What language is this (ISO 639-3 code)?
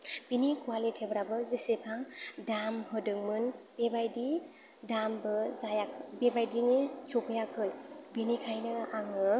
brx